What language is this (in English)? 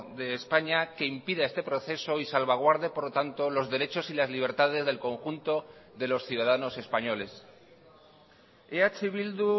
Spanish